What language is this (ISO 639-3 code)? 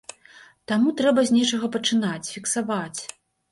bel